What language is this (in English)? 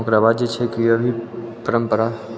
Maithili